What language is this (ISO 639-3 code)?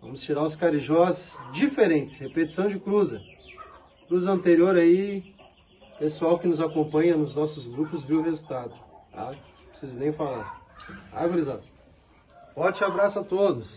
por